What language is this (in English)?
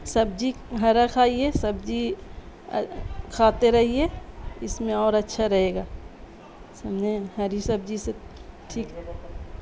Urdu